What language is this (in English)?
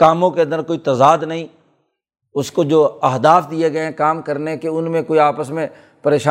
Urdu